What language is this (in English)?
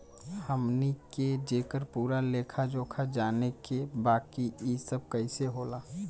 Bhojpuri